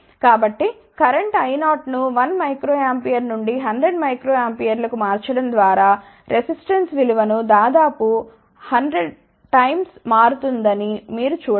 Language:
Telugu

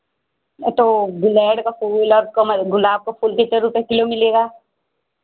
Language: Hindi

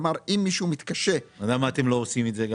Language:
Hebrew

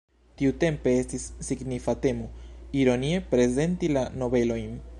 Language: Esperanto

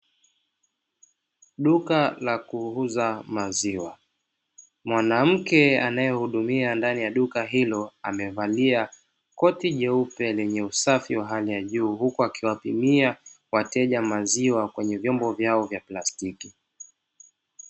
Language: Swahili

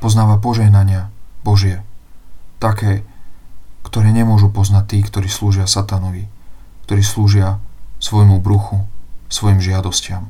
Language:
Slovak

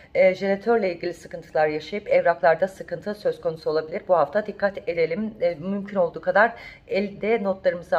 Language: Turkish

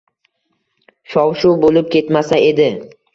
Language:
Uzbek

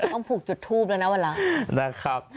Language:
Thai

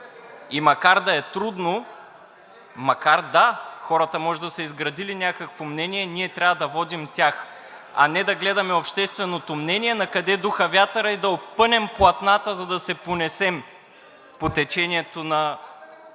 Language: Bulgarian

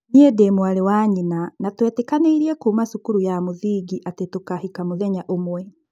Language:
Kikuyu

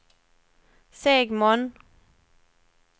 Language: Swedish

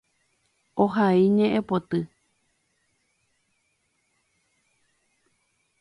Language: Guarani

